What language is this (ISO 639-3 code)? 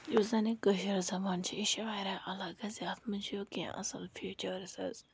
kas